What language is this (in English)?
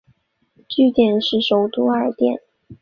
Chinese